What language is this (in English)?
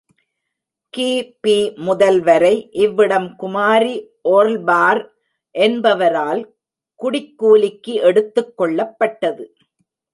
Tamil